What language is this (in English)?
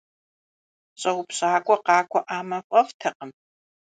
Kabardian